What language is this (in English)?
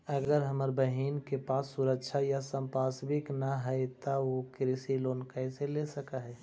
Magahi